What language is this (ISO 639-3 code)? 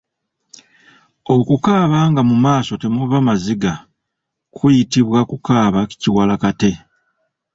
lug